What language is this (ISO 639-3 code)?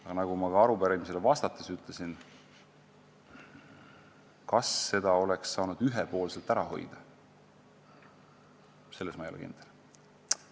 est